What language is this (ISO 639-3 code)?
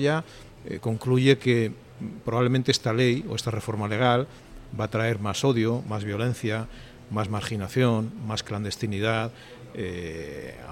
spa